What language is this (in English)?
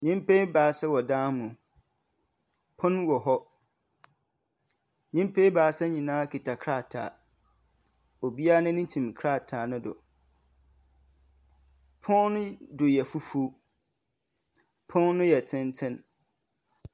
Akan